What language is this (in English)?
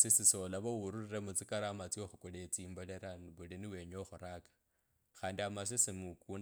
Kabras